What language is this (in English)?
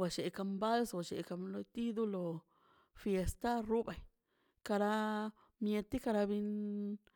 Mazaltepec Zapotec